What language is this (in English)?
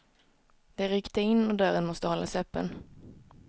Swedish